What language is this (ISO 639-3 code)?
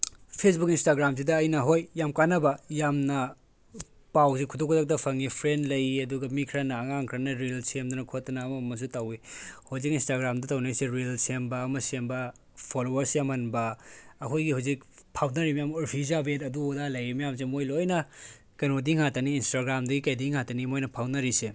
mni